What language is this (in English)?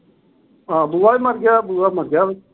Punjabi